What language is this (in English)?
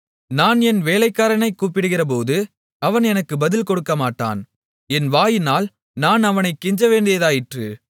Tamil